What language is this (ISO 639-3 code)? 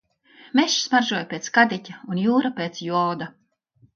lav